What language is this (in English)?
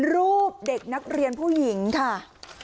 Thai